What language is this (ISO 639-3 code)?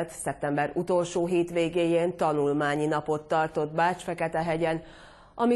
hun